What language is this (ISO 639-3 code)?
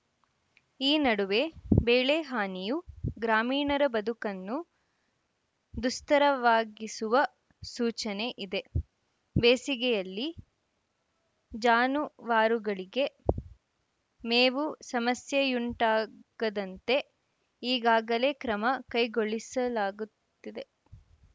kan